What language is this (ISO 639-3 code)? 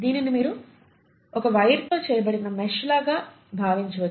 tel